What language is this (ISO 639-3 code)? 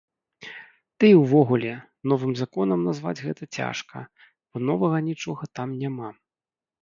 bel